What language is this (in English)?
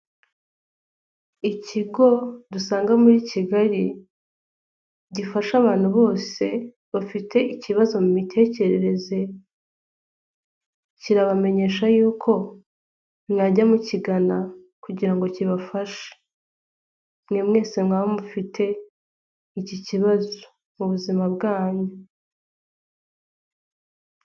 Kinyarwanda